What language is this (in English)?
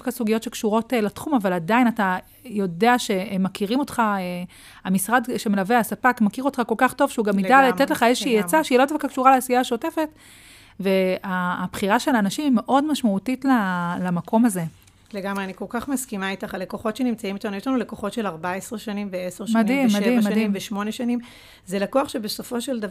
Hebrew